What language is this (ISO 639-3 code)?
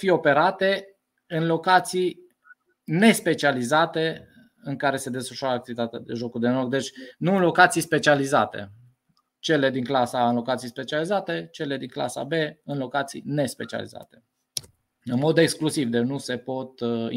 ron